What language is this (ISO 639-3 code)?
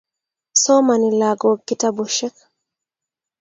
kln